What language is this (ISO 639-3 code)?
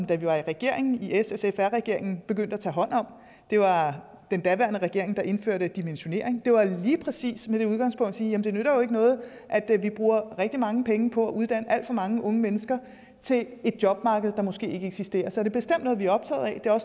dan